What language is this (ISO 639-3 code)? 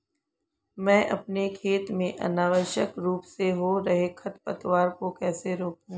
hin